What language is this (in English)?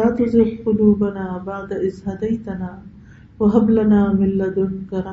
Urdu